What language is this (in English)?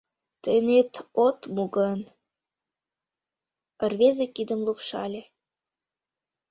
Mari